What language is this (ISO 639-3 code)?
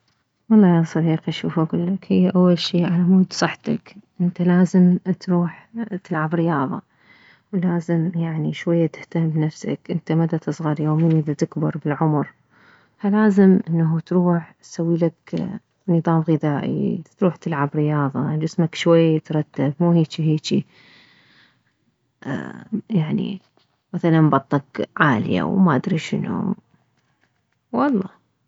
acm